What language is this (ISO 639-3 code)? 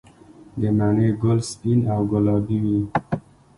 pus